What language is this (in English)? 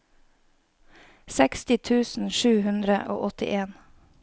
Norwegian